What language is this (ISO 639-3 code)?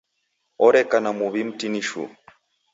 dav